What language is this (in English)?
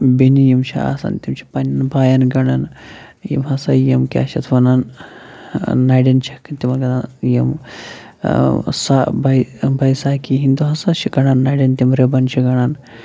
Kashmiri